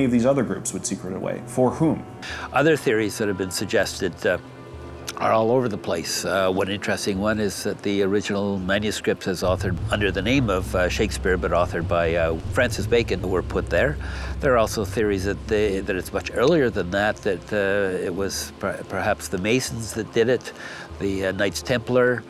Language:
English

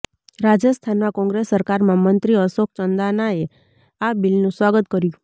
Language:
Gujarati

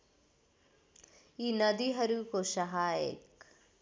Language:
Nepali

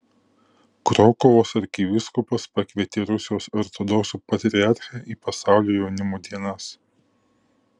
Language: Lithuanian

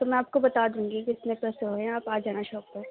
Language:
Urdu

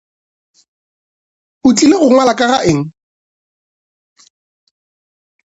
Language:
Northern Sotho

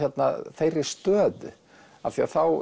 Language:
Icelandic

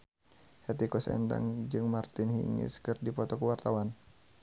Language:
Sundanese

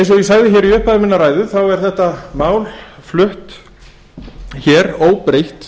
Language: Icelandic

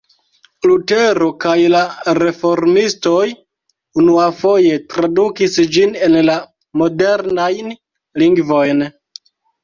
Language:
Esperanto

